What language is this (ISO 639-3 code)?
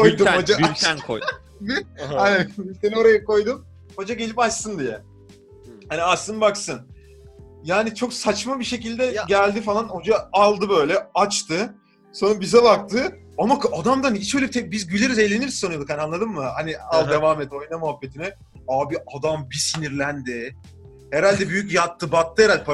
tur